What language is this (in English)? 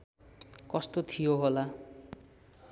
Nepali